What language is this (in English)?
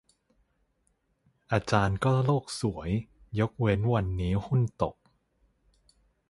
Thai